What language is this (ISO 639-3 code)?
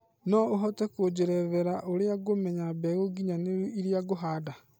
kik